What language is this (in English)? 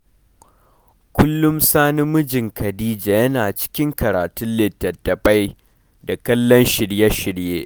Hausa